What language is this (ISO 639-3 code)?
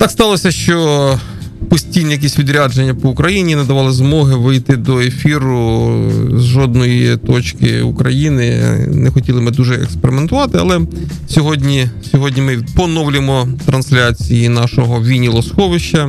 ukr